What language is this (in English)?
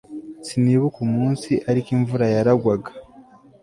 Kinyarwanda